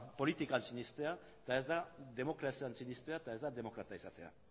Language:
Basque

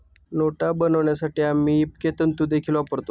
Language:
Marathi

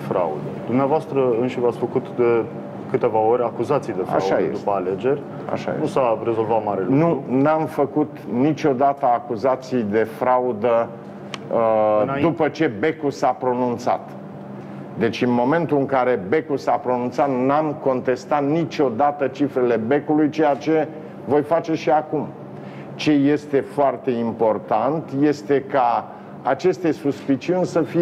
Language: Romanian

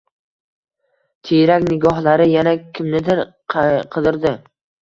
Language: Uzbek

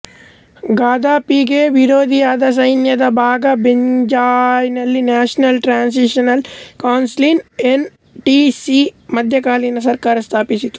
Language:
Kannada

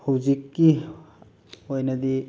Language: Manipuri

